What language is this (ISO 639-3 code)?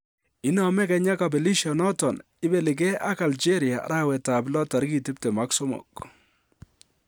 kln